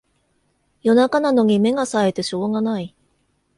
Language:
Japanese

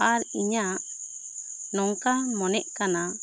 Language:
Santali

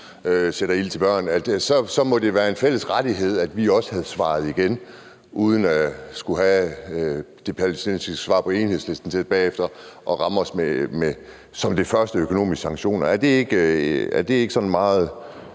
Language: Danish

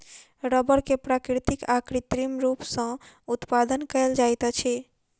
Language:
Maithili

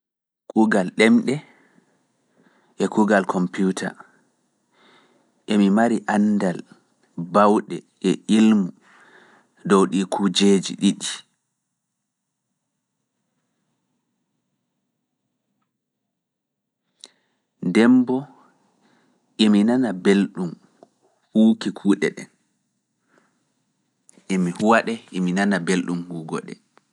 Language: Fula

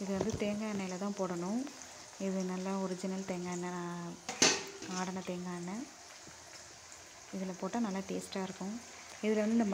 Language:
Romanian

